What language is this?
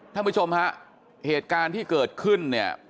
Thai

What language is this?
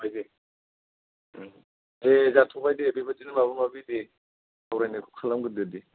Bodo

